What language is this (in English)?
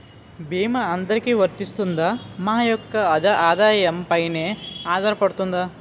Telugu